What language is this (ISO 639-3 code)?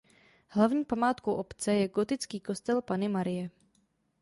ces